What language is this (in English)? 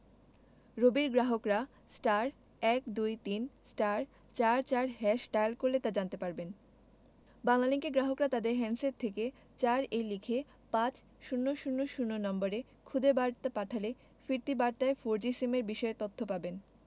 Bangla